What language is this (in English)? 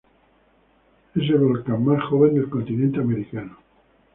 Spanish